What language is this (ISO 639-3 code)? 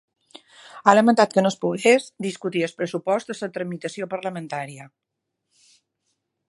cat